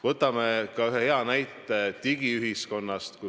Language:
Estonian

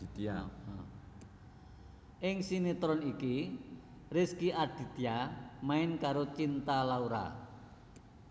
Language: Javanese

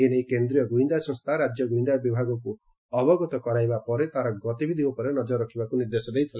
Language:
Odia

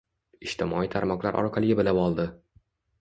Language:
Uzbek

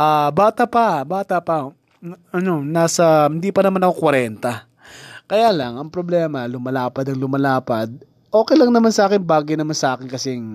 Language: Filipino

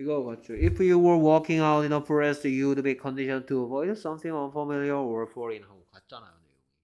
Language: Korean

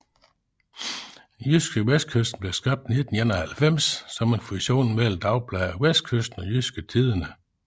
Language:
Danish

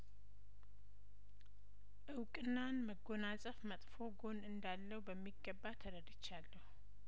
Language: Amharic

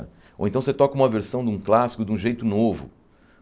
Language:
Portuguese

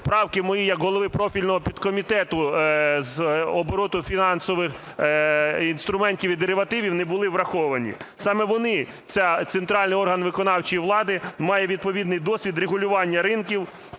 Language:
Ukrainian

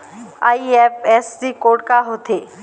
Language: Chhattisgarhi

